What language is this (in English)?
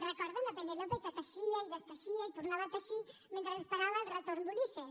Catalan